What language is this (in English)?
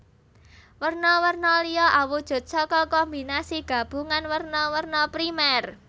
Javanese